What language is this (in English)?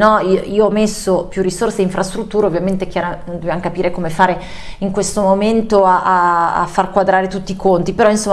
Italian